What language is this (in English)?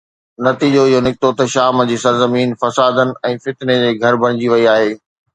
Sindhi